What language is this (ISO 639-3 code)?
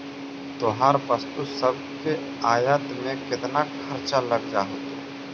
mag